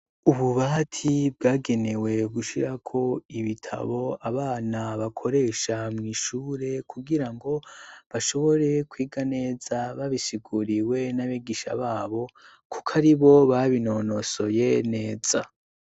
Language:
Rundi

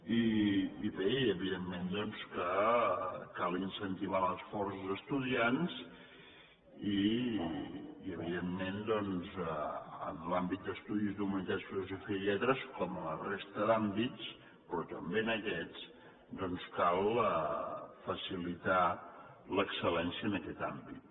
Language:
Catalan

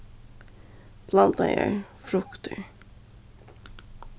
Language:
Faroese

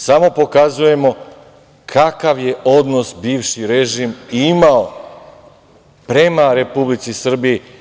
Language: Serbian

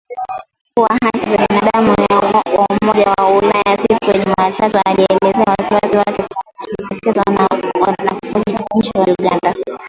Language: Swahili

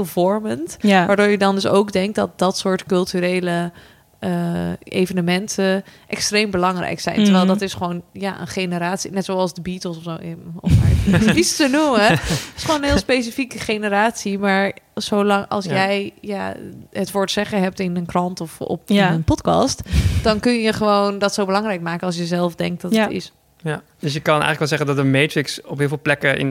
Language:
Dutch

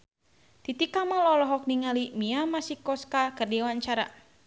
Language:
Sundanese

